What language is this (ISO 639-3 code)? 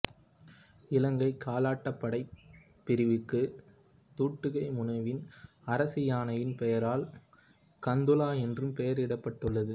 tam